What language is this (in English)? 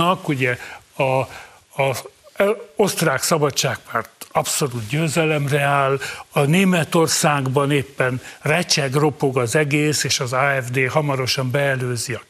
Hungarian